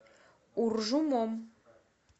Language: Russian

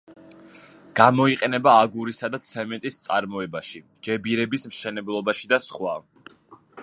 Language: Georgian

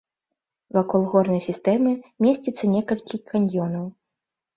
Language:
Belarusian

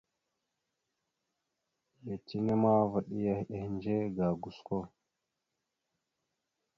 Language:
Mada (Cameroon)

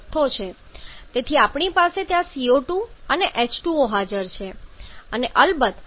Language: Gujarati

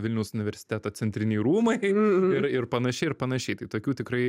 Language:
Lithuanian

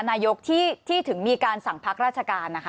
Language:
Thai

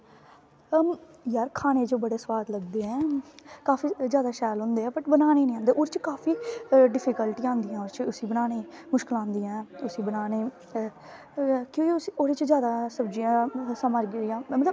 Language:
Dogri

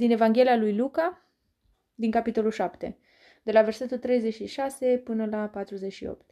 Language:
Romanian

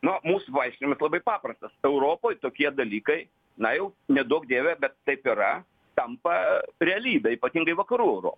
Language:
Lithuanian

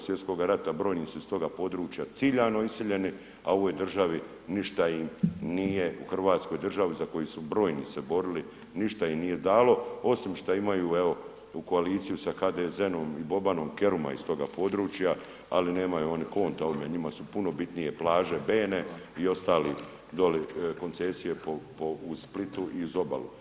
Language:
Croatian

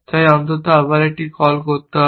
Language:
Bangla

